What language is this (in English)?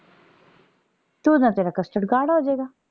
Punjabi